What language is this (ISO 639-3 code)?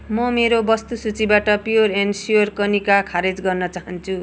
nep